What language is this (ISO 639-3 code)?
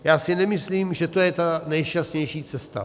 ces